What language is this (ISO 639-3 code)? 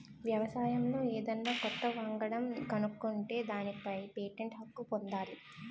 tel